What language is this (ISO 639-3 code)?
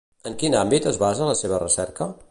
cat